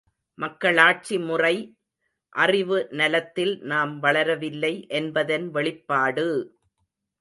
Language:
Tamil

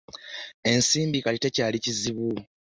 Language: Ganda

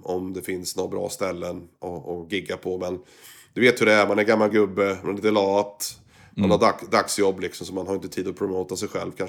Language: Swedish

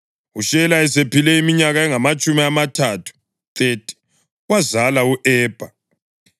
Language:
North Ndebele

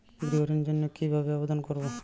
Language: Bangla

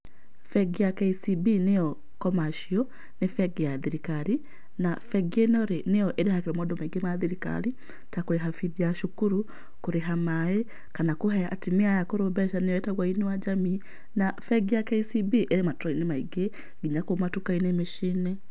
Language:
Kikuyu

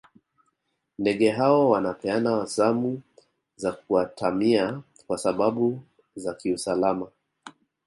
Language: Swahili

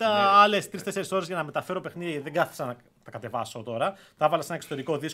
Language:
Greek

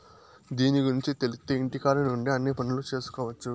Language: Telugu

